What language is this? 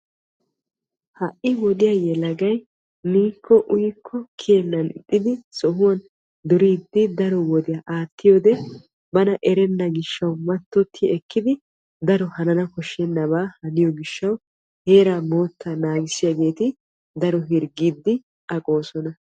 Wolaytta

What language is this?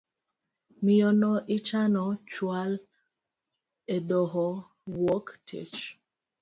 Luo (Kenya and Tanzania)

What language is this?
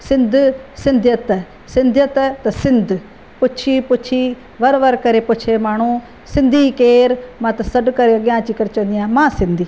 Sindhi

